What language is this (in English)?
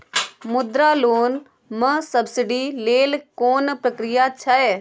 Maithili